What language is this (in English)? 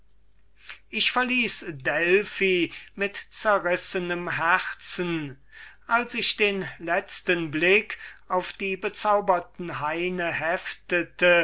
German